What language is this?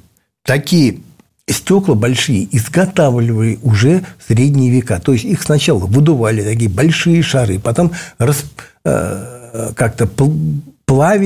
Russian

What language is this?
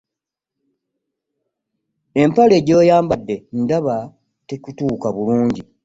Ganda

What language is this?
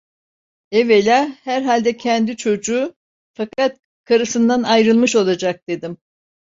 Turkish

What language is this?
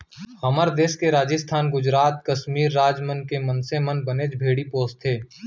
Chhattisgarhi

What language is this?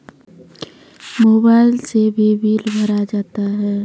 Maithili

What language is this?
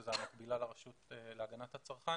Hebrew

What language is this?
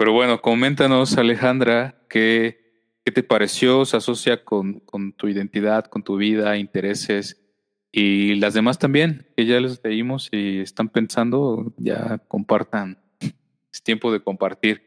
Spanish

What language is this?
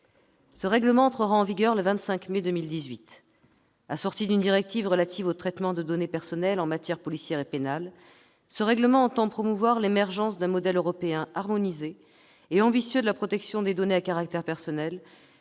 French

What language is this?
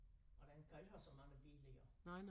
Danish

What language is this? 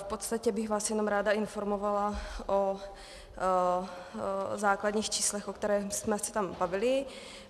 Czech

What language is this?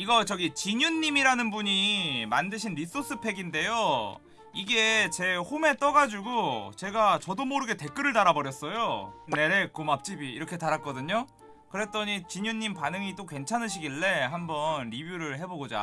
Korean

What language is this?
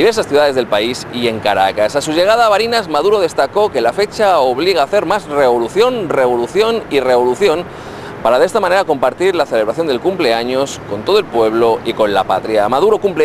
Spanish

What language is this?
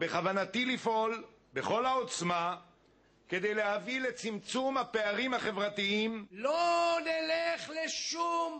Hebrew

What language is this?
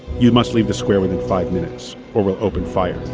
English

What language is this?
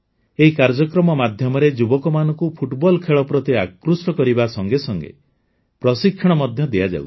Odia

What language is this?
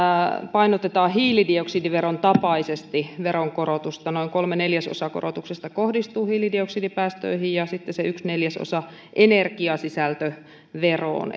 Finnish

